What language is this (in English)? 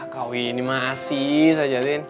Indonesian